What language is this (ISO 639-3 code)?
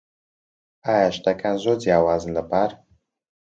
ckb